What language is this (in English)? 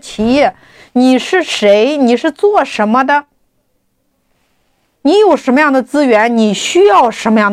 Chinese